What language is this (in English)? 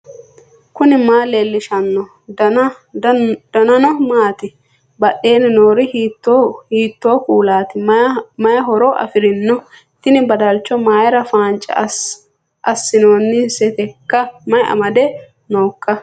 Sidamo